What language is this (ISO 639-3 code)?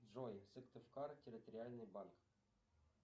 rus